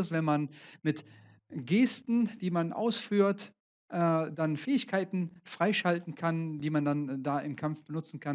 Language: German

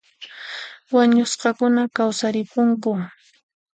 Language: Puno Quechua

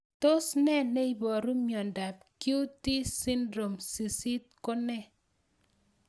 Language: Kalenjin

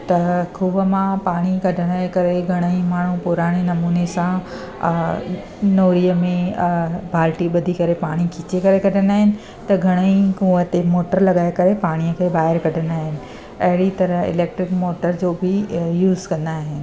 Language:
Sindhi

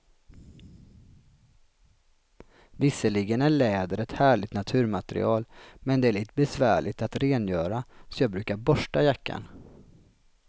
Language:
Swedish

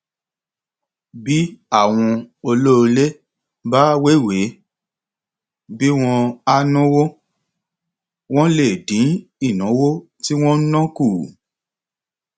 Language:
Yoruba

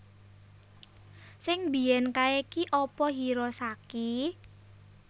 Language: Javanese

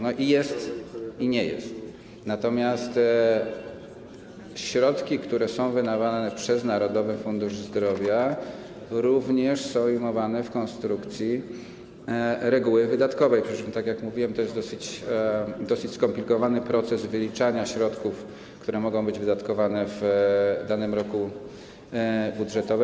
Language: Polish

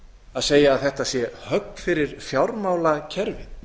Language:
Icelandic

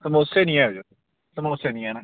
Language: Dogri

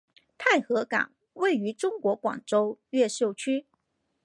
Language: Chinese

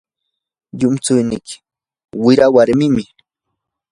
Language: Yanahuanca Pasco Quechua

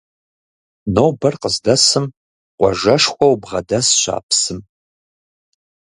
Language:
Kabardian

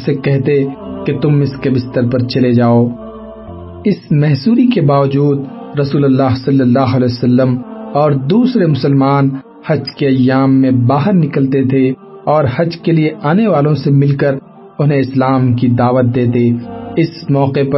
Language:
Urdu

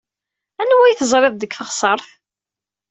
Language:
Kabyle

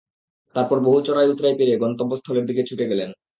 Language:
Bangla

